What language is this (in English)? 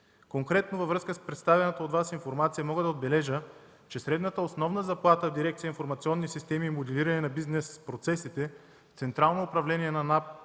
Bulgarian